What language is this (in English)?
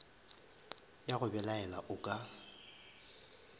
Northern Sotho